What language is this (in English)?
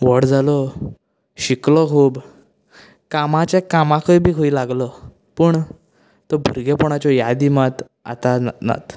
Konkani